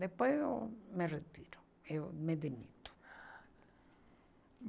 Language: Portuguese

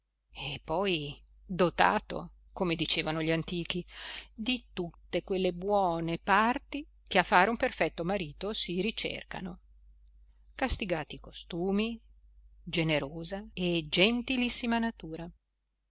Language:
Italian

